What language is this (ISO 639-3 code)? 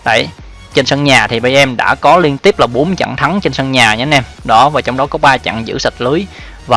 vie